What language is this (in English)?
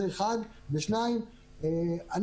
Hebrew